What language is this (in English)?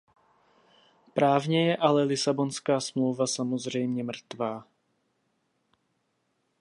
Czech